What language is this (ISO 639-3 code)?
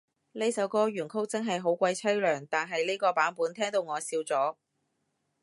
yue